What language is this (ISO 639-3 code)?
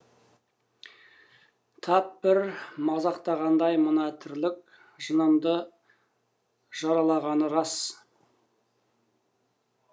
kaz